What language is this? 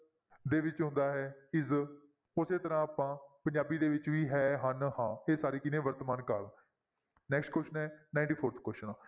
Punjabi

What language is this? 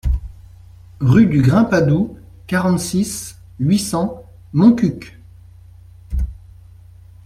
French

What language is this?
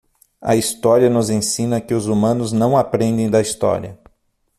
Portuguese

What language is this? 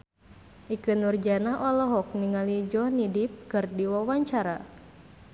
Sundanese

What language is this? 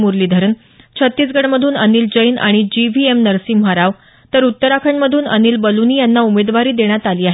Marathi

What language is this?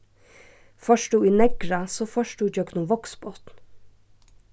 Faroese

